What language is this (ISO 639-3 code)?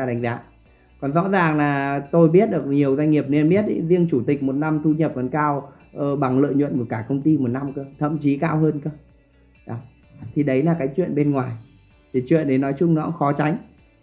vie